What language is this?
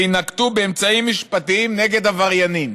Hebrew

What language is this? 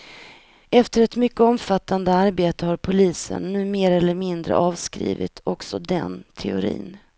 Swedish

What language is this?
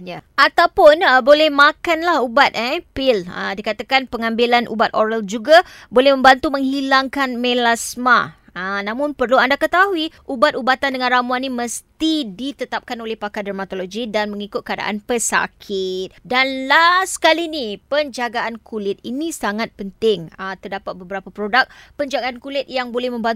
Malay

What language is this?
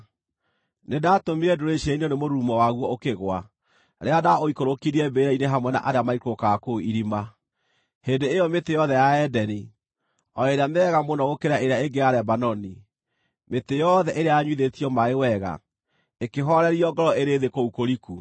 Kikuyu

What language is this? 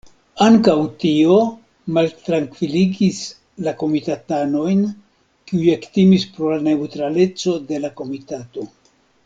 Esperanto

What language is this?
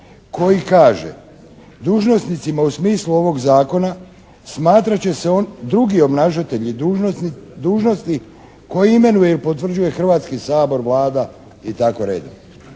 Croatian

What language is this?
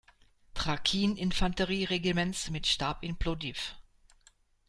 German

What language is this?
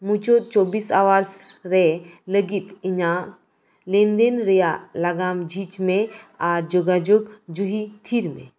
Santali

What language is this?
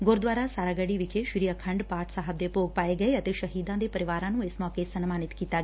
Punjabi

